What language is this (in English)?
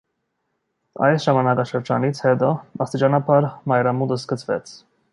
Armenian